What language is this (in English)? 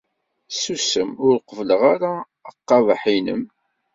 Kabyle